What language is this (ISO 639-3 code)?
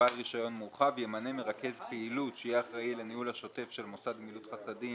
heb